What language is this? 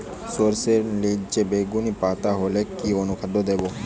Bangla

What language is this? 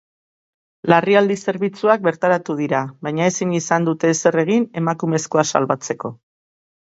Basque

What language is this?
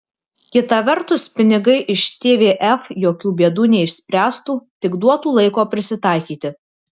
Lithuanian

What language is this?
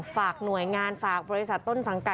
Thai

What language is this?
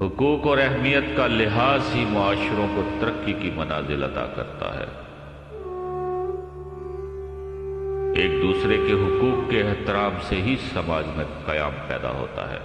Urdu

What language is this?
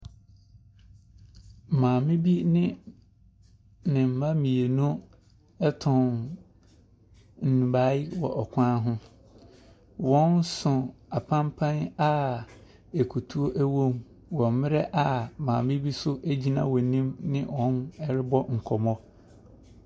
Akan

